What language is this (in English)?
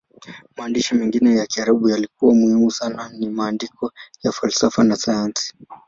Swahili